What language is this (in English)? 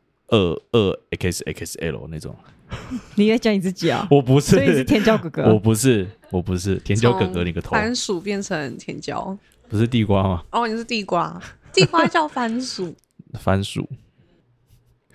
Chinese